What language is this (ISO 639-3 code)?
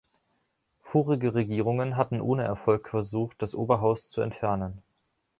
deu